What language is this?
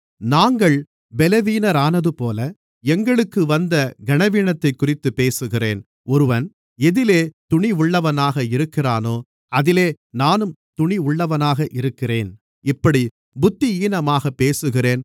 Tamil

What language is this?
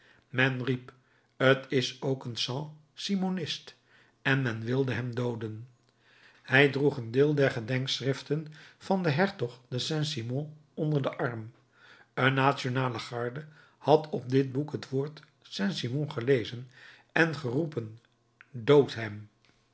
Dutch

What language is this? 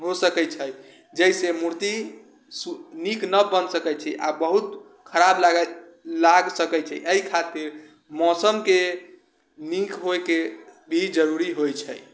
Maithili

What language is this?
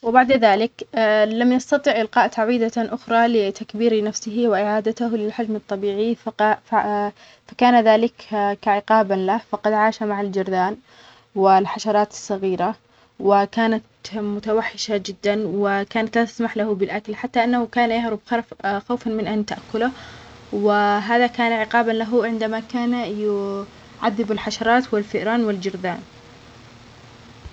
Omani Arabic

